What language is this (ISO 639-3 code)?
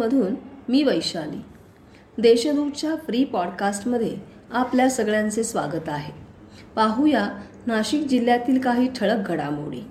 mar